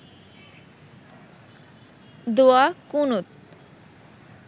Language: Bangla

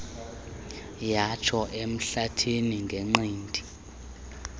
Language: Xhosa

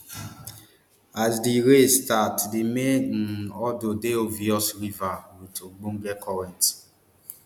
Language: Nigerian Pidgin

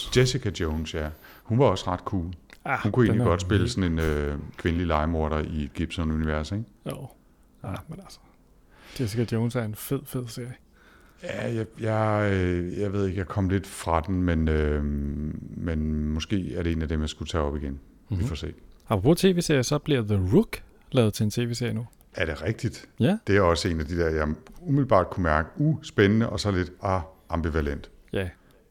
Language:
Danish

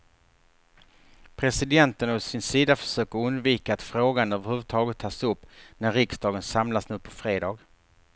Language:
Swedish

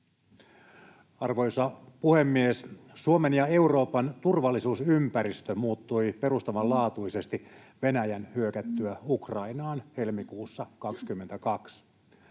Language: Finnish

